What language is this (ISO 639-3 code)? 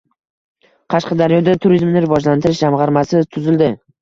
uzb